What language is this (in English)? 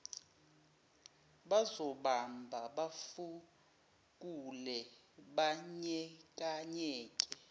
Zulu